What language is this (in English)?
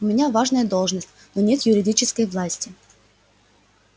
Russian